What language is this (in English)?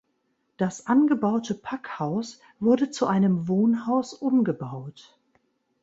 German